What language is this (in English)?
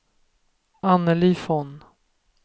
Swedish